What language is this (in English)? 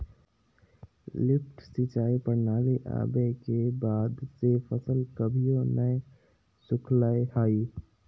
Magahi